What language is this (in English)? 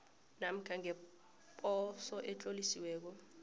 South Ndebele